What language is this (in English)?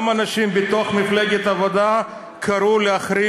Hebrew